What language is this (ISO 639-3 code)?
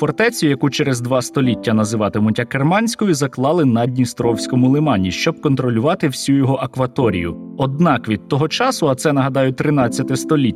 ukr